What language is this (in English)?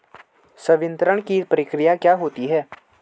Hindi